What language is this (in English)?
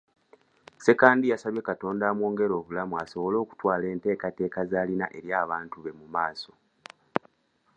Ganda